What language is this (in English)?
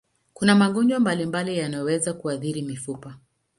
Swahili